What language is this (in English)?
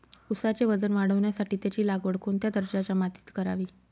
Marathi